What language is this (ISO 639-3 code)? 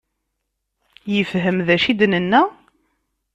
kab